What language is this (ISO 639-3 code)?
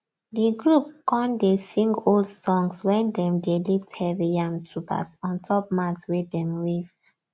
pcm